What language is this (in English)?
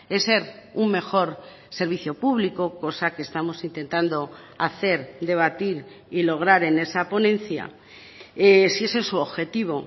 Spanish